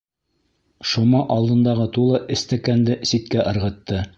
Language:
Bashkir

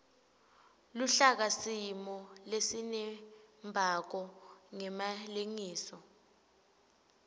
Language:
Swati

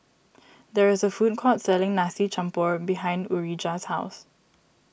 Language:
English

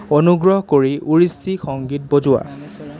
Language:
Assamese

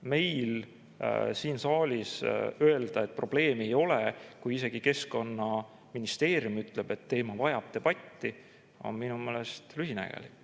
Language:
Estonian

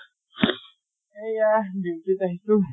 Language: Assamese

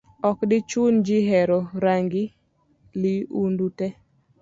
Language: Luo (Kenya and Tanzania)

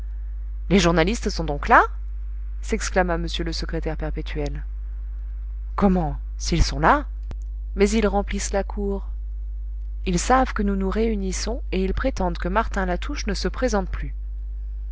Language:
French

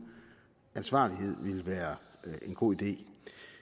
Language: Danish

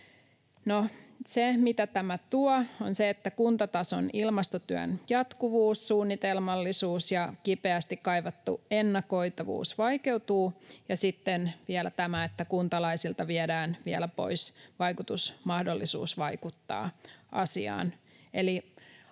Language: Finnish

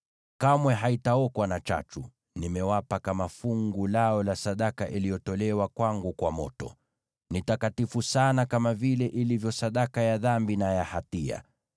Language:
Swahili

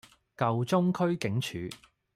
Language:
Cantonese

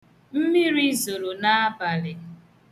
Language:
Igbo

